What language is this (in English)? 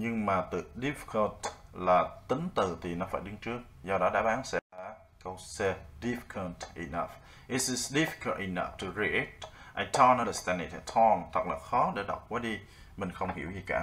Vietnamese